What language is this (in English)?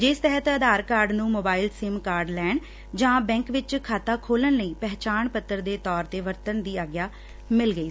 Punjabi